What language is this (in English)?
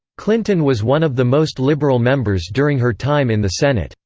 English